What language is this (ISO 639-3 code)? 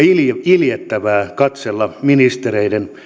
fin